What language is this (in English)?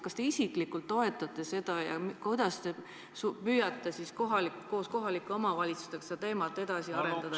Estonian